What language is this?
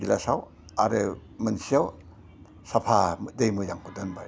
Bodo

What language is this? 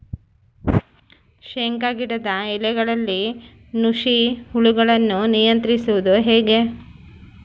Kannada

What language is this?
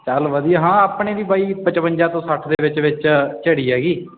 Punjabi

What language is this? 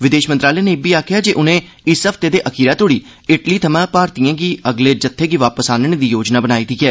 Dogri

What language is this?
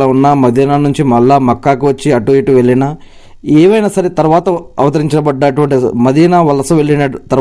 Telugu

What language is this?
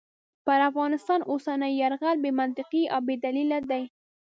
Pashto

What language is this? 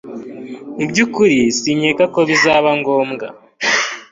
Kinyarwanda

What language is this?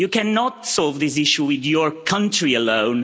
English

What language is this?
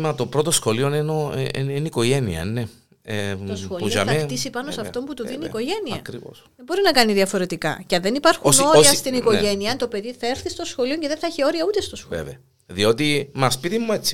Greek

